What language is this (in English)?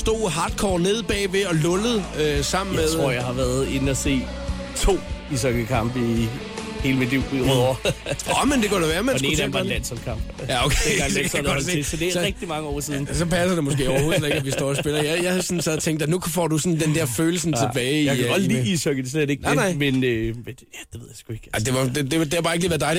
Danish